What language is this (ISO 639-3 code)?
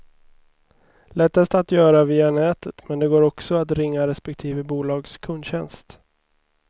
swe